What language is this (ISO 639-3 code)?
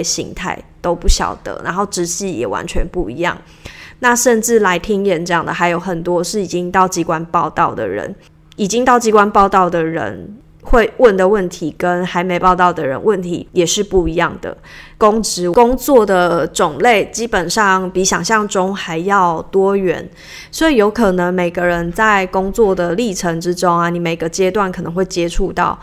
zho